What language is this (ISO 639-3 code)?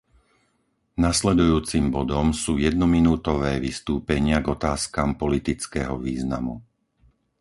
slk